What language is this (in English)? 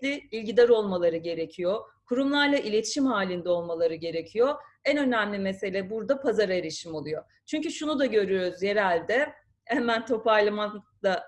Turkish